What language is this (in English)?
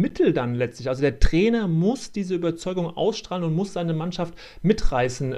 German